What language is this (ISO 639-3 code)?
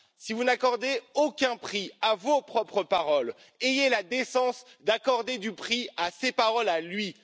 fra